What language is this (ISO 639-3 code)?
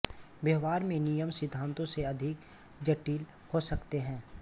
hin